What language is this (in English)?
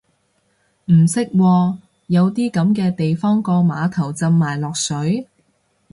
Cantonese